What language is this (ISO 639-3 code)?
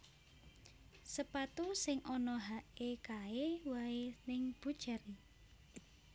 jav